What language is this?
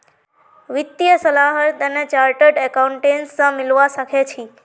Magahi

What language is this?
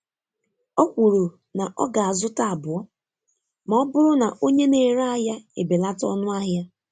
Igbo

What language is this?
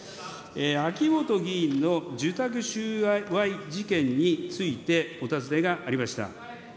Japanese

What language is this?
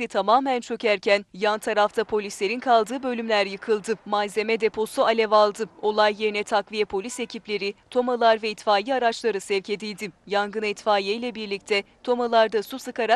Turkish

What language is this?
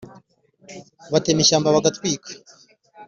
Kinyarwanda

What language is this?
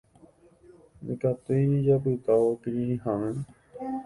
Guarani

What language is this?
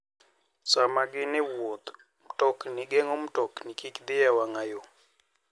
Luo (Kenya and Tanzania)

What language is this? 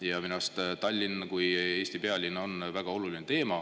Estonian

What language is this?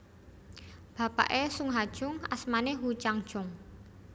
Javanese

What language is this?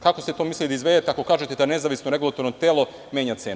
Serbian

